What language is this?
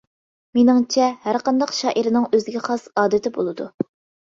Uyghur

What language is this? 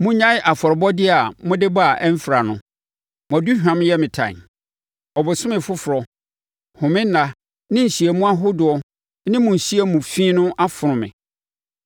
Akan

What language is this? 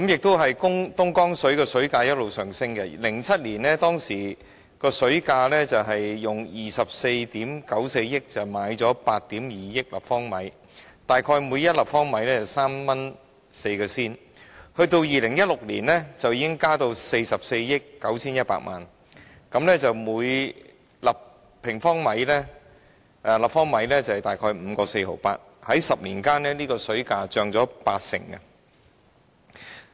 Cantonese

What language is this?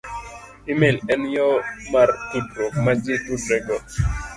Luo (Kenya and Tanzania)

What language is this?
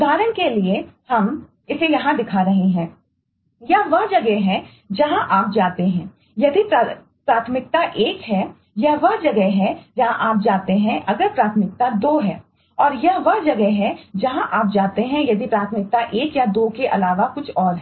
Hindi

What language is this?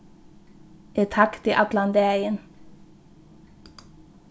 Faroese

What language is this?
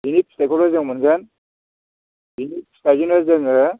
Bodo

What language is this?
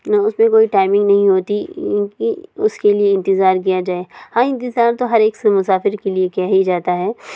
Urdu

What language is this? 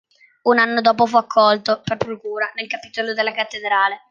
Italian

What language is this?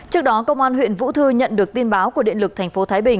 Vietnamese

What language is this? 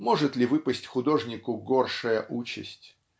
Russian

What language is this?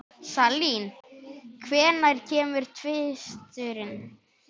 Icelandic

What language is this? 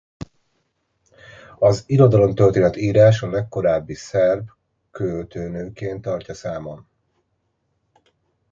Hungarian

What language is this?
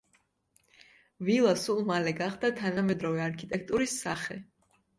Georgian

